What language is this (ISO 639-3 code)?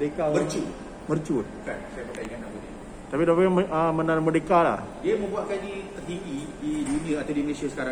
msa